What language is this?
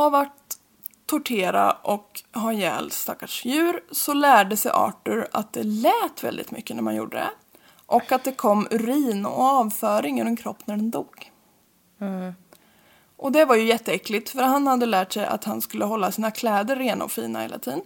Swedish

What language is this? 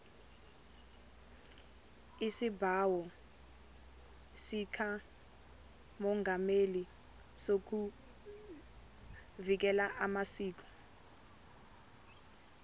Tsonga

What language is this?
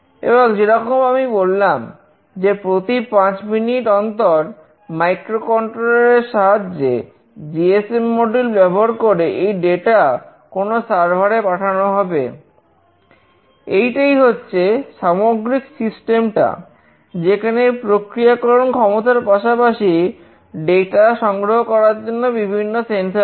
Bangla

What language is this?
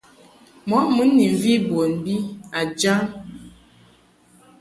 Mungaka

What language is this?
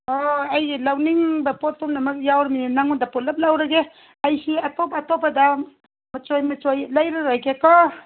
Manipuri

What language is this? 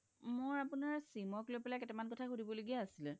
Assamese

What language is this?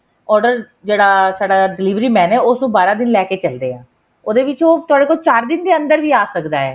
Punjabi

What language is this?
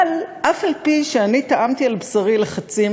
Hebrew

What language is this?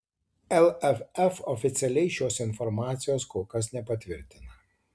Lithuanian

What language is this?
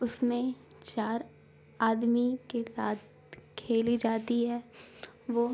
Urdu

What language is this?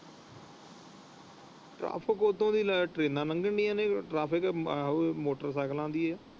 Punjabi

